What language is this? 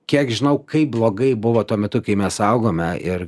Lithuanian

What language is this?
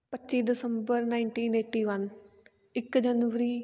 Punjabi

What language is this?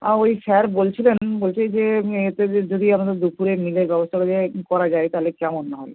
Bangla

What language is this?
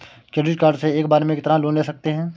Hindi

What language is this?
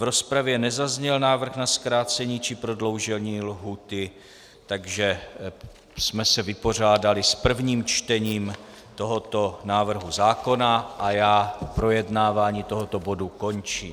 Czech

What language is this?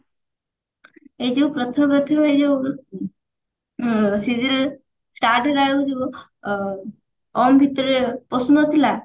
Odia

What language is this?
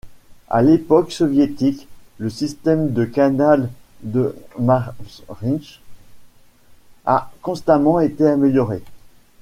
French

